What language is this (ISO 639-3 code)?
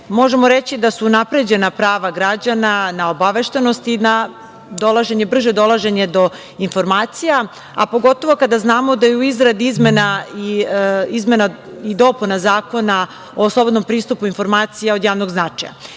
srp